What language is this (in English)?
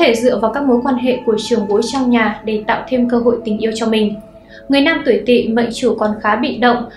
Vietnamese